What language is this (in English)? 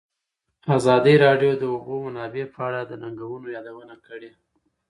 Pashto